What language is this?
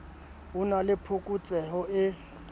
Southern Sotho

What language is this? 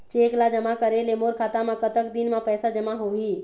Chhattisgarhi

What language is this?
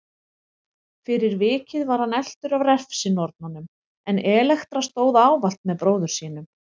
Icelandic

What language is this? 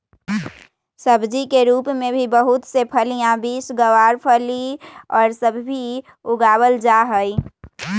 Magahi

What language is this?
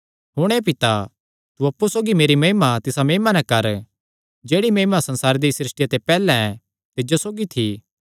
Kangri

